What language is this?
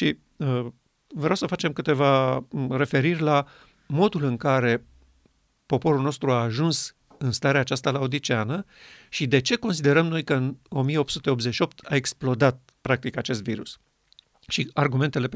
Romanian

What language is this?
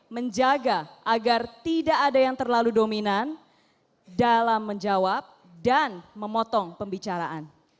Indonesian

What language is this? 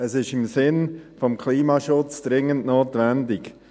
Swiss German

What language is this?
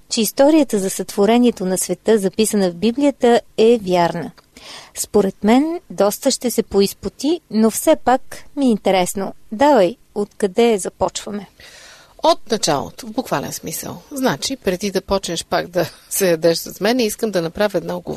Bulgarian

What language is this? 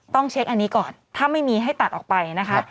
Thai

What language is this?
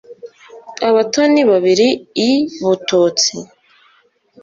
Kinyarwanda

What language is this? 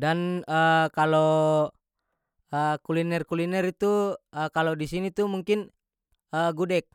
North Moluccan Malay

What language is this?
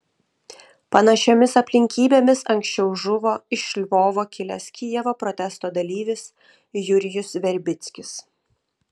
Lithuanian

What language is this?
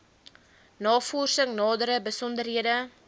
Afrikaans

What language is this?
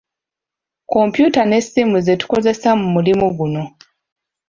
Ganda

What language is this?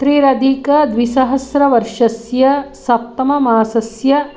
Sanskrit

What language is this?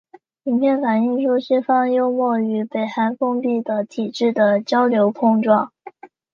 Chinese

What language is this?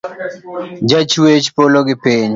Luo (Kenya and Tanzania)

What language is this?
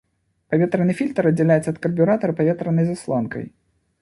Belarusian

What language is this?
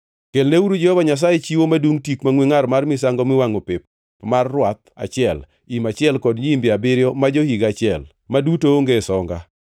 Luo (Kenya and Tanzania)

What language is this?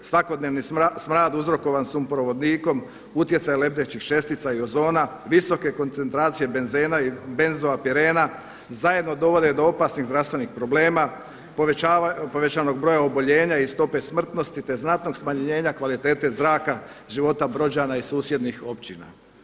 Croatian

